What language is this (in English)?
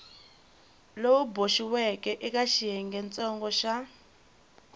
Tsonga